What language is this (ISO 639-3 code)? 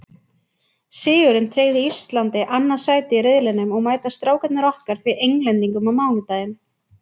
isl